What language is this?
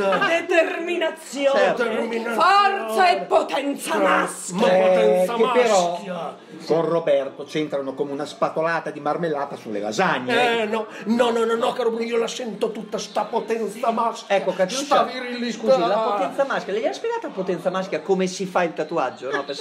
Italian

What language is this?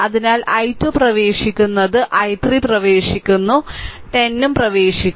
Malayalam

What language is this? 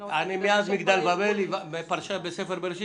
Hebrew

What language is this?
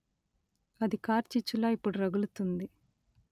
Telugu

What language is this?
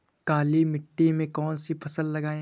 Hindi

